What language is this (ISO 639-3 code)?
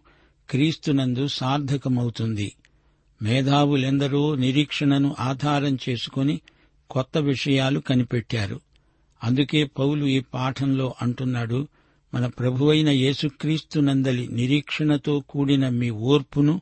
tel